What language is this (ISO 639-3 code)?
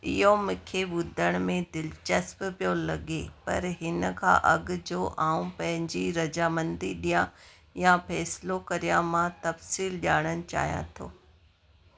snd